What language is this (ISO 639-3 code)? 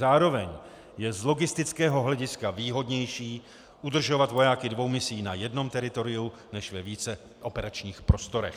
ces